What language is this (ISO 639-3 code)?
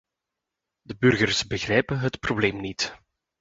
nld